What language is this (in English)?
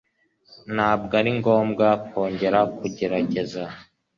Kinyarwanda